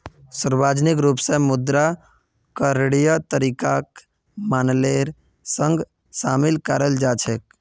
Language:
Magahi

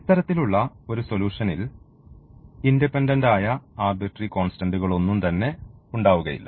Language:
Malayalam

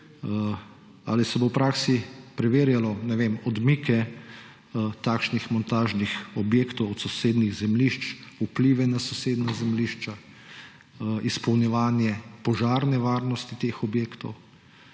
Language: Slovenian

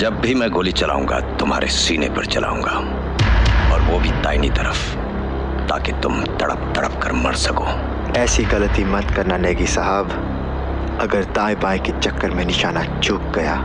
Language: Hindi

